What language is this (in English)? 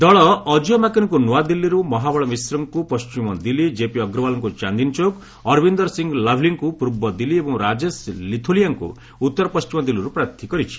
Odia